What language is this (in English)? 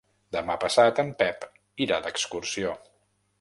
Catalan